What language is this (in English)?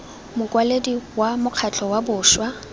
Tswana